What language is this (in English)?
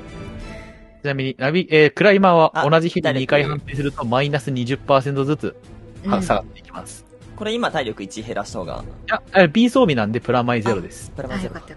Japanese